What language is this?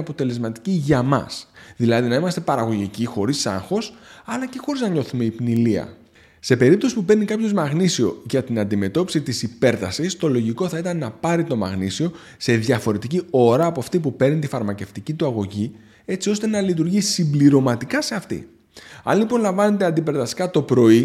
Greek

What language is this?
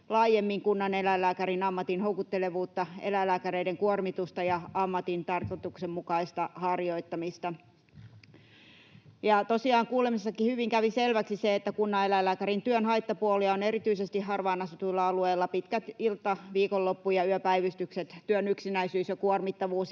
Finnish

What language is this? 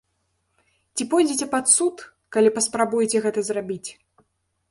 Belarusian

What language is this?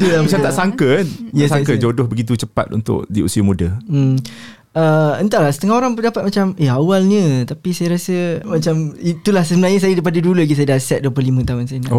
Malay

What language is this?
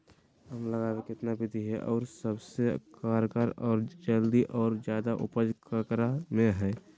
Magahi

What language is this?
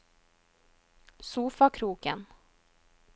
Norwegian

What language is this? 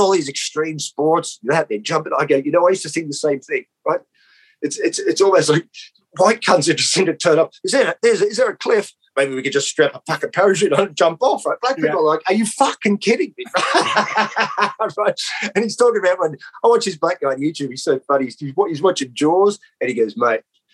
English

